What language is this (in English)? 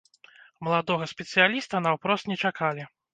Belarusian